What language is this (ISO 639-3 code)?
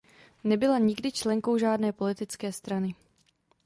ces